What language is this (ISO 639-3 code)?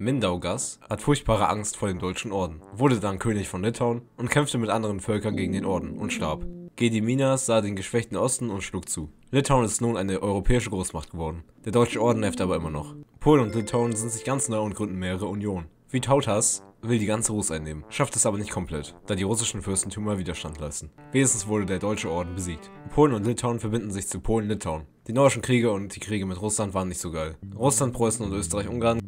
deu